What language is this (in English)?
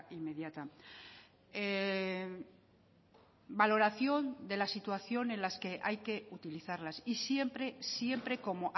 Spanish